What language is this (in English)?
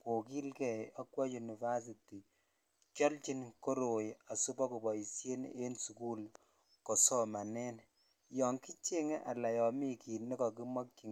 Kalenjin